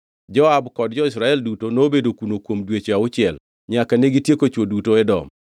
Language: Luo (Kenya and Tanzania)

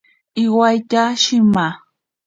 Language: Ashéninka Perené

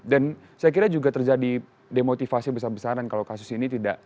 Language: Indonesian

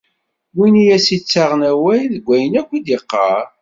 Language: Kabyle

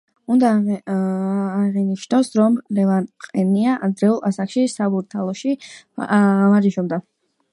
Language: Georgian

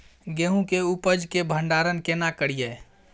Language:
Maithili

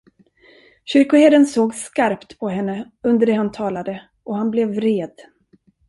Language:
Swedish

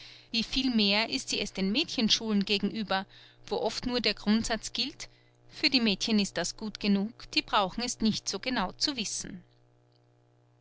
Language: German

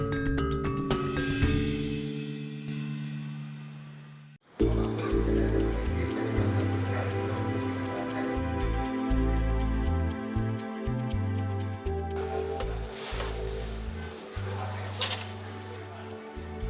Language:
Indonesian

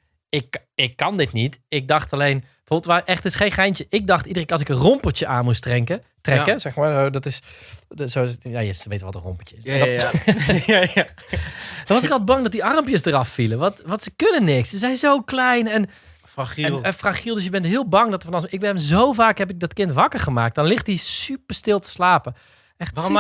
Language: Dutch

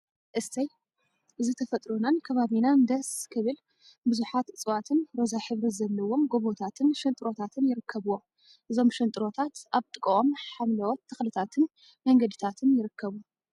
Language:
Tigrinya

